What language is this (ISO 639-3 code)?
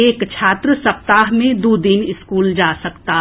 mai